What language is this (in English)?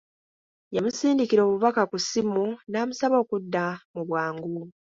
Ganda